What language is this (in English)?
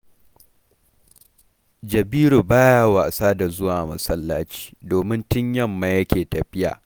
Hausa